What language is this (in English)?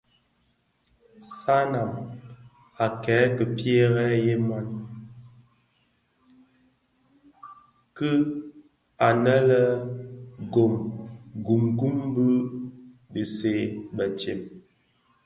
Bafia